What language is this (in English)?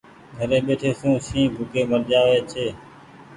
Goaria